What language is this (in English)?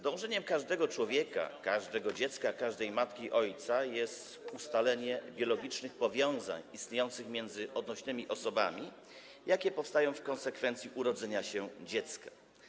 Polish